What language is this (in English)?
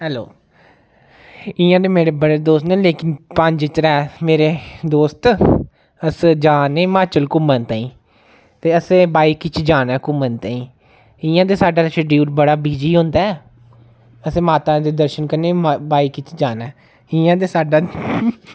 Dogri